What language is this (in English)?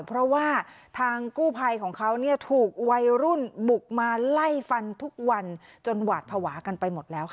Thai